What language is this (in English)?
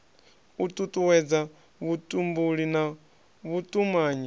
Venda